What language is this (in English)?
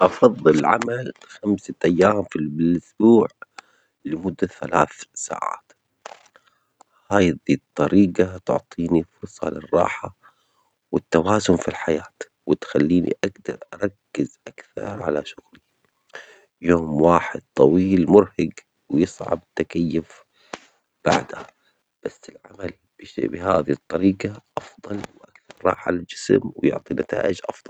Omani Arabic